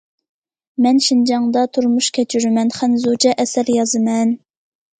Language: Uyghur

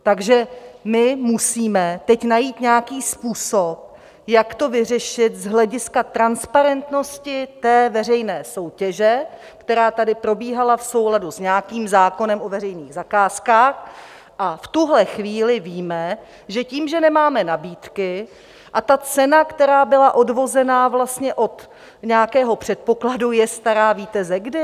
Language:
Czech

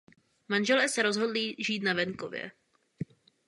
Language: Czech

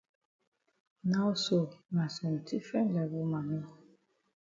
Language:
Cameroon Pidgin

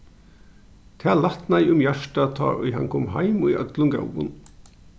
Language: Faroese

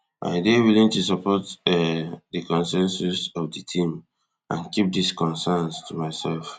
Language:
Nigerian Pidgin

